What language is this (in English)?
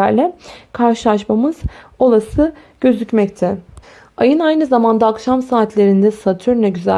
Turkish